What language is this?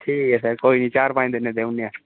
Dogri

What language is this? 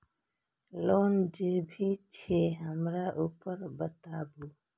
Maithili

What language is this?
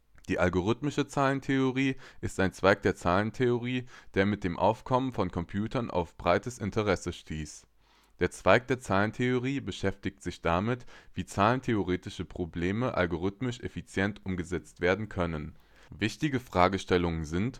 German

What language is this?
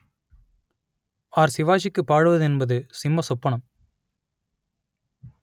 Tamil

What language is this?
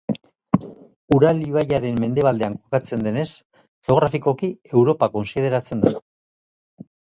Basque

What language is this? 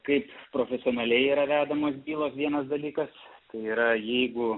Lithuanian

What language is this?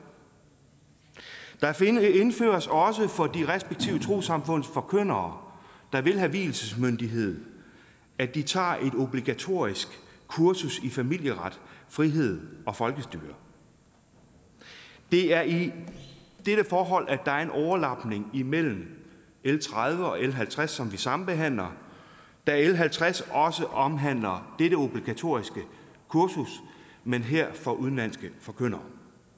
Danish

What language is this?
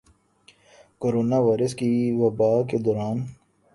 Urdu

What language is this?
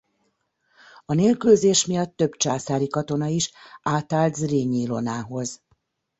Hungarian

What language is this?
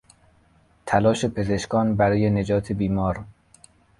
Persian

